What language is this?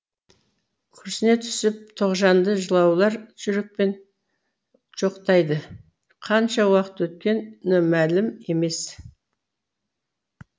Kazakh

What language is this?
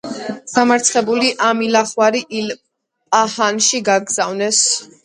Georgian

